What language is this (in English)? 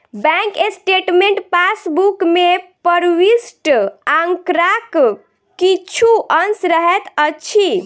Maithili